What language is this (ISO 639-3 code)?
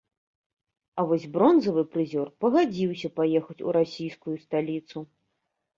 bel